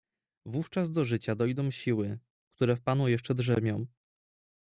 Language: Polish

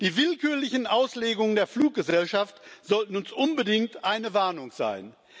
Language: German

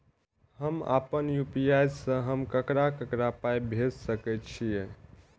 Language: Maithili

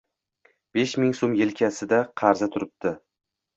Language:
Uzbek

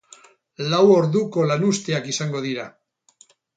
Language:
Basque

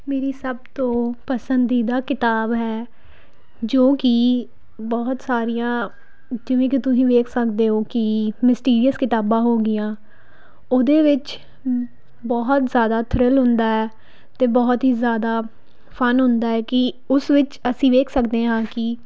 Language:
Punjabi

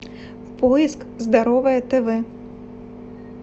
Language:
Russian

